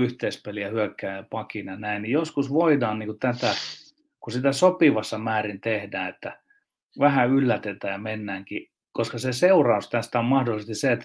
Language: Finnish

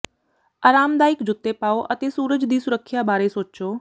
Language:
Punjabi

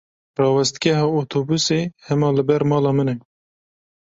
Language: Kurdish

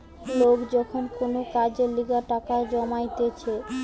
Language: Bangla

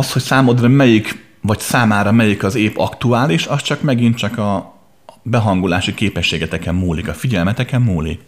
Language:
Hungarian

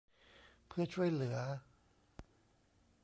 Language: Thai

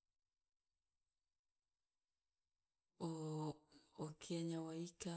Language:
Loloda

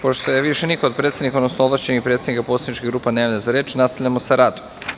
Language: Serbian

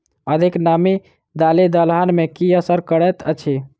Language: Maithili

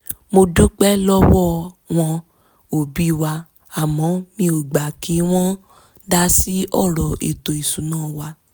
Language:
Yoruba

